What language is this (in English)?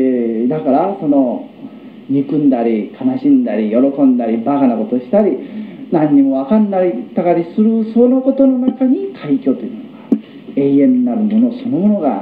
Japanese